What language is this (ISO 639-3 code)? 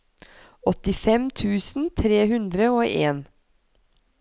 nor